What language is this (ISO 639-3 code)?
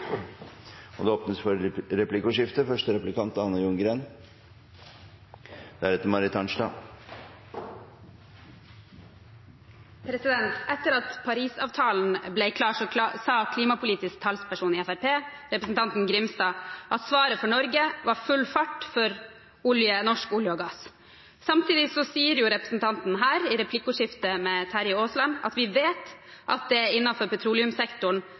nor